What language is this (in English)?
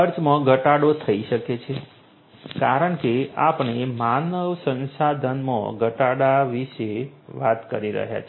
Gujarati